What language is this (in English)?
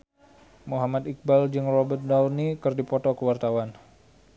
Sundanese